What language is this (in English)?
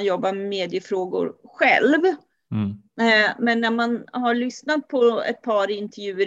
Swedish